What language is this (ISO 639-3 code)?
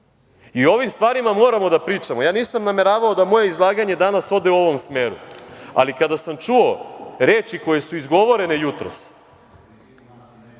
srp